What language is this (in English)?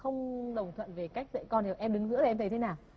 Vietnamese